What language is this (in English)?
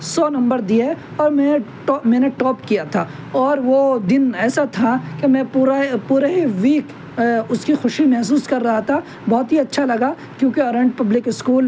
Urdu